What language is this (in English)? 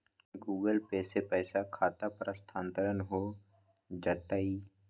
Magahi